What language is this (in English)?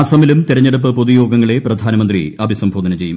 Malayalam